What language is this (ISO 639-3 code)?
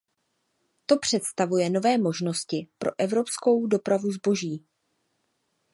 ces